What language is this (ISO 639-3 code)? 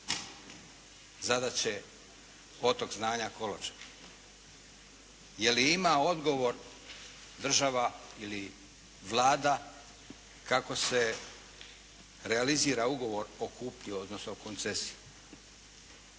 hrv